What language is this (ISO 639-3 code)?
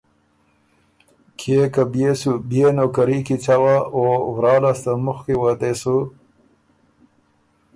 oru